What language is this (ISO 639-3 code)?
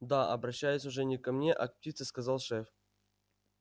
rus